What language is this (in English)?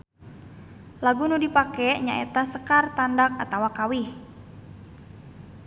Sundanese